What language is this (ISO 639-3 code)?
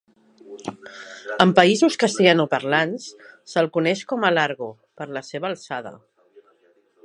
cat